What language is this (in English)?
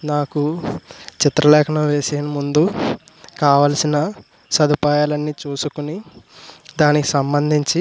Telugu